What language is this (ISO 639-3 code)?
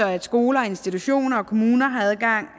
dan